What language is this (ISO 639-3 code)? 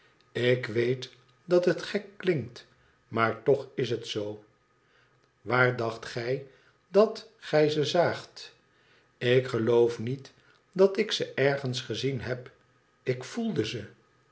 nld